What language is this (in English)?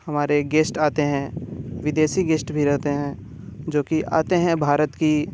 Hindi